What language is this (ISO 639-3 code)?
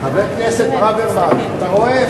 heb